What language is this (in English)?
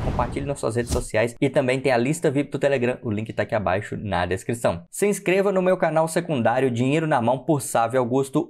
Portuguese